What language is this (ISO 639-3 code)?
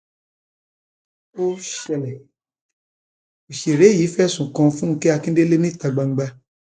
yor